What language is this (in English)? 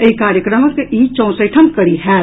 Maithili